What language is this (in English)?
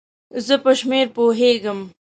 Pashto